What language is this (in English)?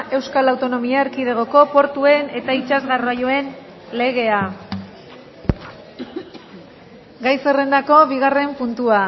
Basque